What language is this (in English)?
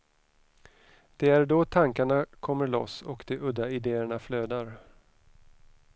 Swedish